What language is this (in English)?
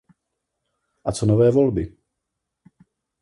Czech